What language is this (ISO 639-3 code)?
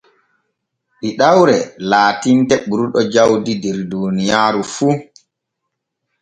fue